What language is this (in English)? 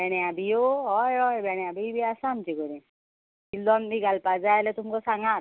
Konkani